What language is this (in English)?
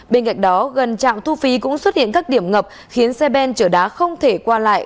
Vietnamese